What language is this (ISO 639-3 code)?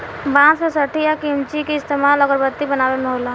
bho